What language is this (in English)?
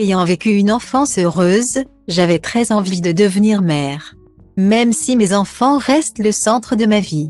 French